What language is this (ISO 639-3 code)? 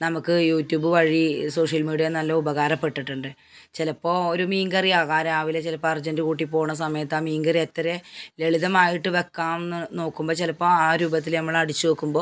mal